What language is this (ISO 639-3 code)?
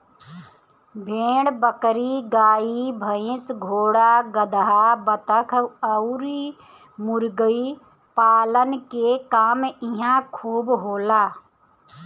bho